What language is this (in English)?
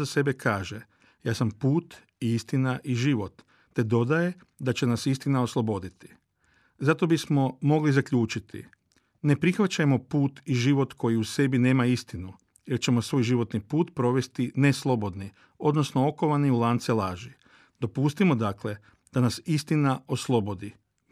Croatian